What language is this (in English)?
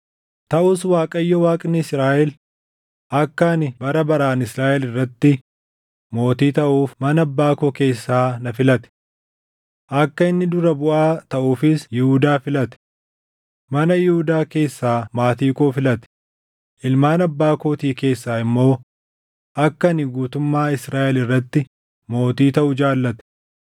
Oromo